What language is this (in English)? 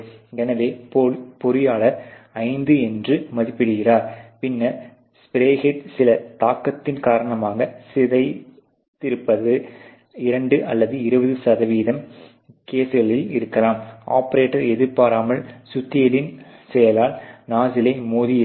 Tamil